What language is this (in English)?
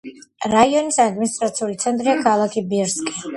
Georgian